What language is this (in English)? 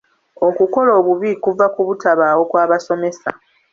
Ganda